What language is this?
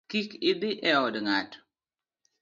Luo (Kenya and Tanzania)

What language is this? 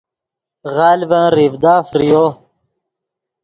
Yidgha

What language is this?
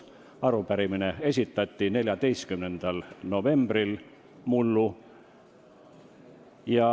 Estonian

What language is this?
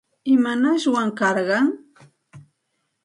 Santa Ana de Tusi Pasco Quechua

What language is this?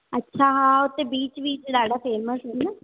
Sindhi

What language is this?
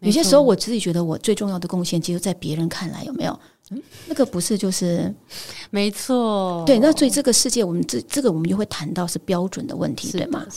Chinese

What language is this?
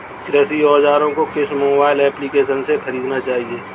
Hindi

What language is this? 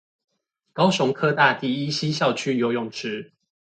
Chinese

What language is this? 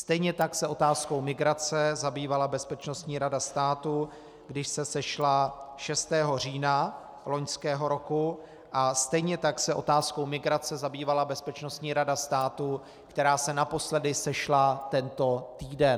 Czech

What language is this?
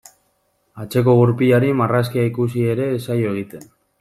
Basque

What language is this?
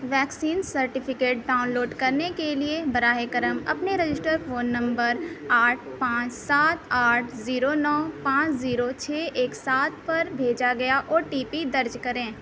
Urdu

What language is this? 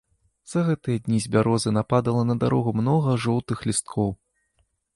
Belarusian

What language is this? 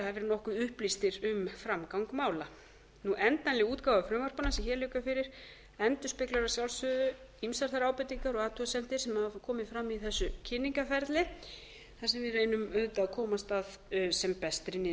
Icelandic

